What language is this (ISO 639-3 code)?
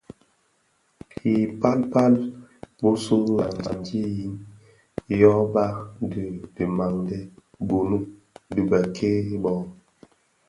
ksf